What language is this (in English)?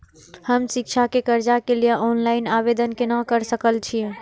Maithili